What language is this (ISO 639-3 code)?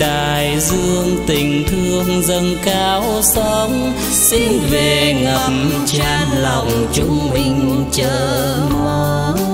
vie